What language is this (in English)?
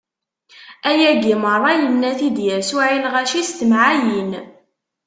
Kabyle